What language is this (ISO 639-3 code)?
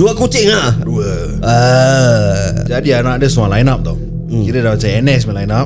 msa